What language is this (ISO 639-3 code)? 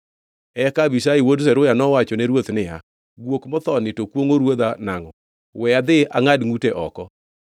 luo